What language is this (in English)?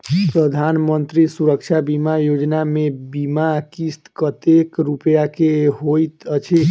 Maithili